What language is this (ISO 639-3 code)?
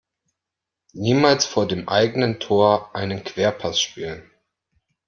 deu